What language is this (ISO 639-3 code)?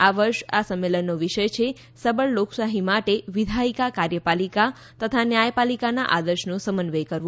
guj